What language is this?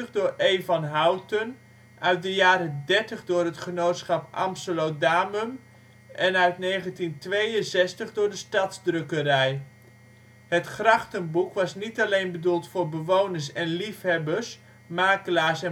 Dutch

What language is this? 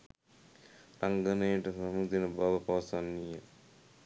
Sinhala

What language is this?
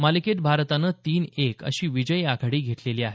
Marathi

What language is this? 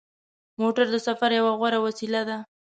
Pashto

